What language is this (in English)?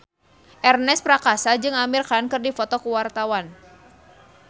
Sundanese